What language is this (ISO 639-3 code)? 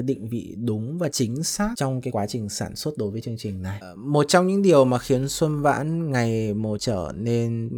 vie